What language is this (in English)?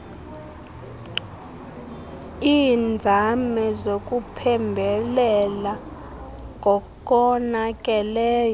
Xhosa